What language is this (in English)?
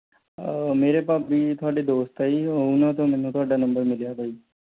Punjabi